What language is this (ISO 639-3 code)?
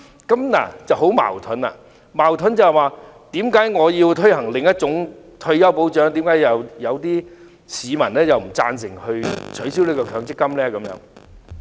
yue